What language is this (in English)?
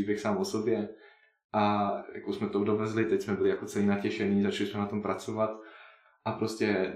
Czech